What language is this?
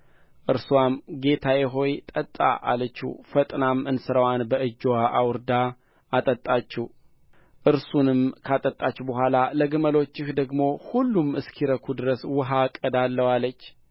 Amharic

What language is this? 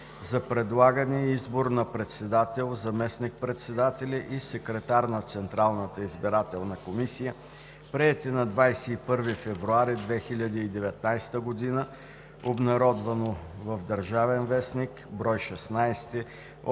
Bulgarian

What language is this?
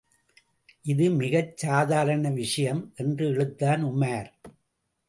Tamil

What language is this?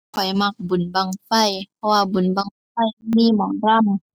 Thai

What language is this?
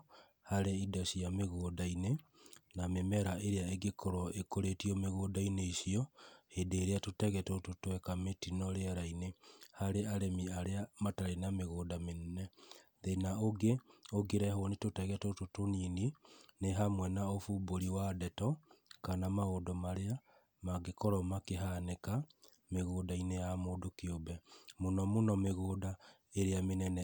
Kikuyu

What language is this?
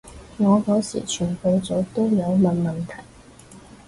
Cantonese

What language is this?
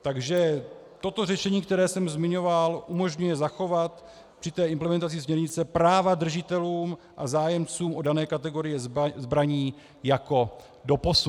Czech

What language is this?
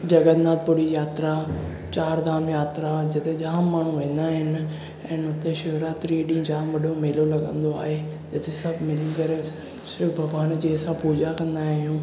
Sindhi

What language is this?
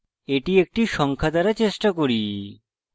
Bangla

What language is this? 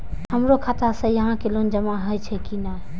Maithili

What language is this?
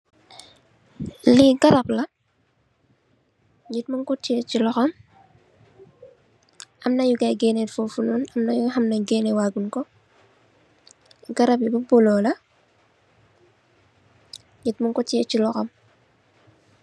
Wolof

